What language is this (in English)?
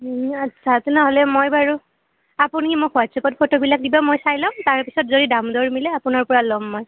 Assamese